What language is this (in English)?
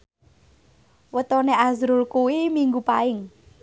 Javanese